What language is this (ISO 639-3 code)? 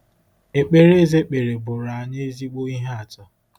ibo